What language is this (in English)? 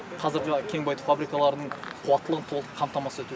Kazakh